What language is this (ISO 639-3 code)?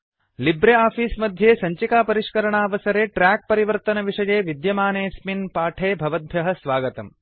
san